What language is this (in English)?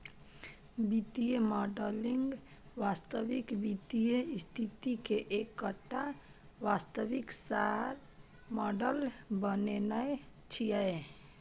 Maithili